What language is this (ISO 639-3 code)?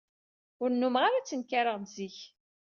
kab